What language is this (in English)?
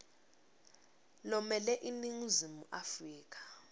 Swati